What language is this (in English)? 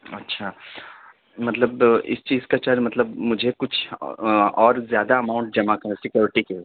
Urdu